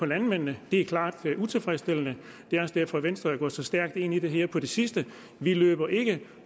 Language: Danish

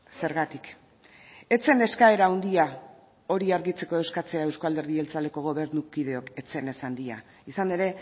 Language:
Basque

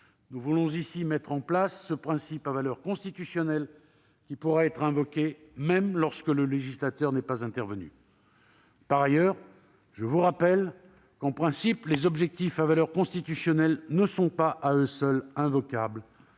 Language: French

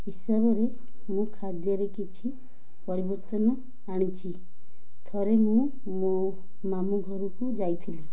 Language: Odia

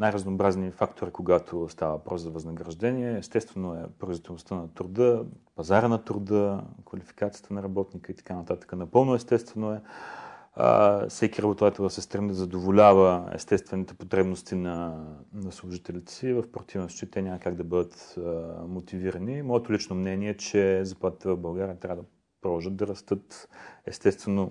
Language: Bulgarian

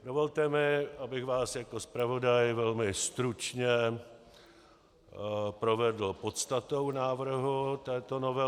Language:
Czech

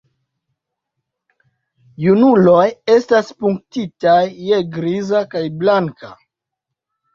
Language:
Esperanto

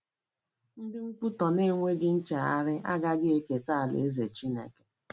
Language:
Igbo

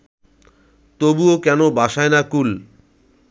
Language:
Bangla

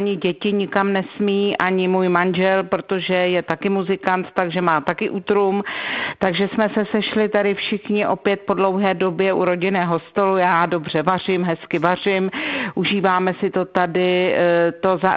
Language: Czech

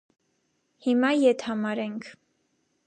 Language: Armenian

